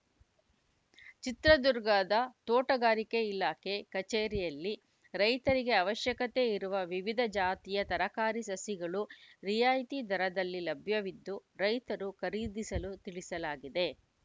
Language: Kannada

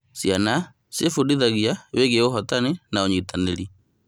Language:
Kikuyu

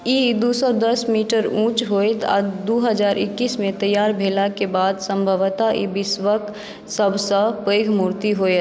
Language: Maithili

